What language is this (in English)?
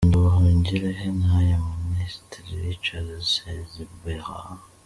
Kinyarwanda